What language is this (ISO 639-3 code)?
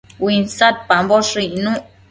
mcf